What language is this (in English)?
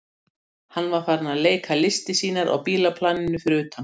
Icelandic